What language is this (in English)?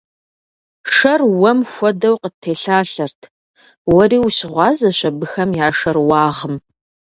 Kabardian